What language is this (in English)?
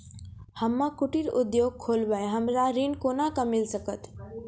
Maithili